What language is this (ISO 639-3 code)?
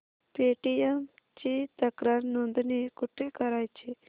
mar